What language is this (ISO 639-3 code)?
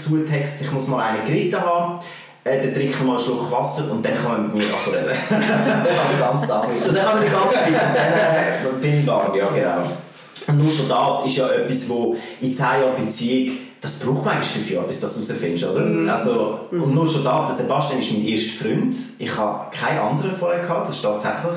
deu